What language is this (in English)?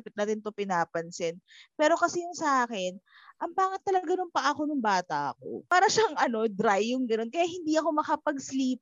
Filipino